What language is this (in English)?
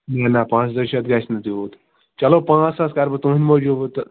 Kashmiri